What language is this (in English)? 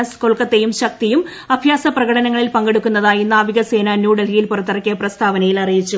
Malayalam